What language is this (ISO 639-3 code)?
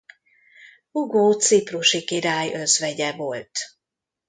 hun